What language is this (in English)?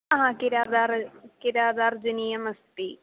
Sanskrit